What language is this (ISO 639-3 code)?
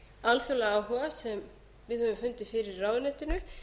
isl